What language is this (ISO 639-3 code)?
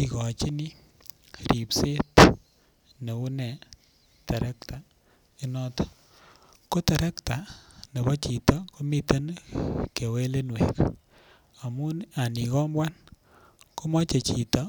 kln